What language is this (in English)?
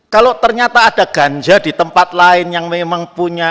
Indonesian